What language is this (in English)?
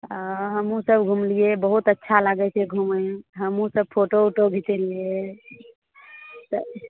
Maithili